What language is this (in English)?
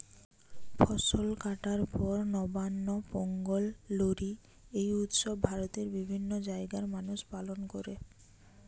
Bangla